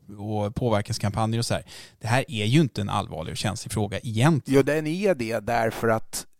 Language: Swedish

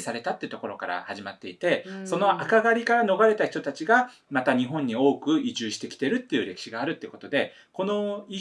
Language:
Japanese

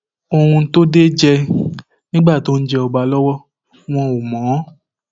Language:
Yoruba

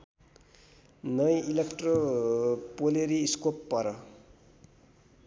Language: Nepali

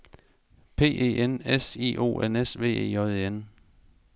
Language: Danish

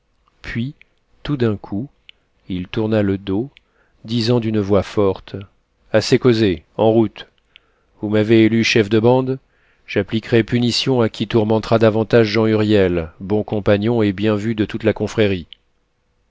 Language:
French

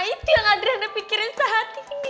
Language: Indonesian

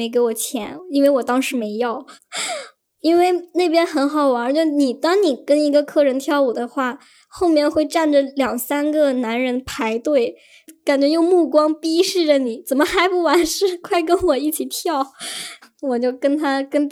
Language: Chinese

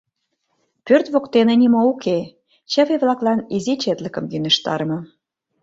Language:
Mari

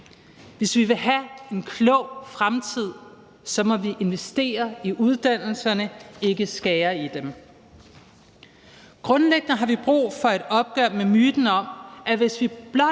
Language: Danish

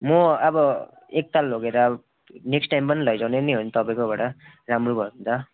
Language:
Nepali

